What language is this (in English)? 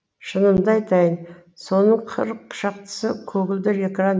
Kazakh